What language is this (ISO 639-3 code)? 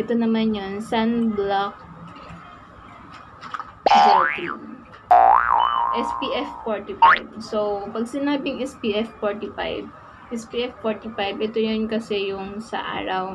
fil